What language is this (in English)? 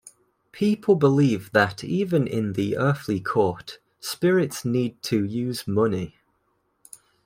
English